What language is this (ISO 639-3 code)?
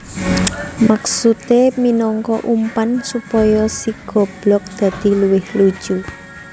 jav